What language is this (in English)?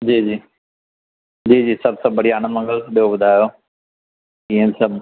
Sindhi